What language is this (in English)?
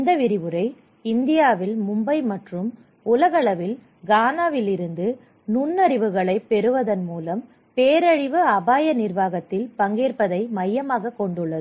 Tamil